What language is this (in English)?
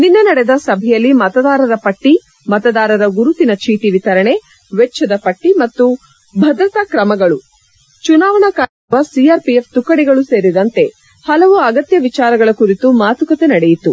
Kannada